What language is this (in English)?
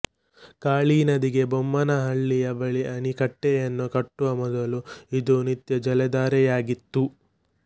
Kannada